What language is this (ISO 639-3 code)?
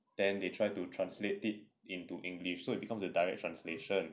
eng